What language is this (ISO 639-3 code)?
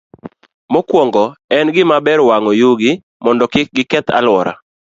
luo